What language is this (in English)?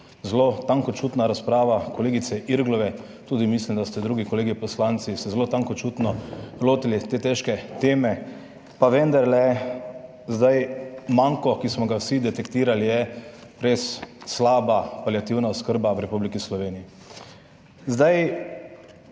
Slovenian